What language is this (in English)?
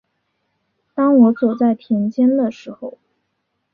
Chinese